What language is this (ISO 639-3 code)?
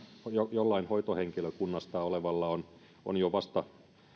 fin